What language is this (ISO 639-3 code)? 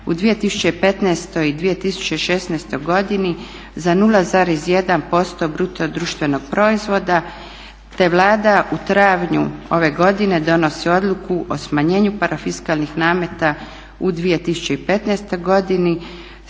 hrv